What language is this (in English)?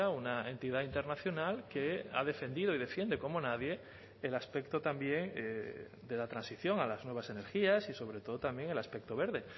Spanish